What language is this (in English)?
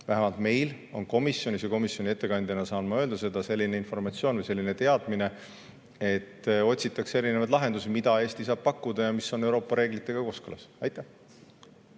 Estonian